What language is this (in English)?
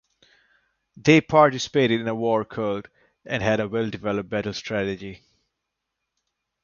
English